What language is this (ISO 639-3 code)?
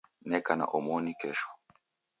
dav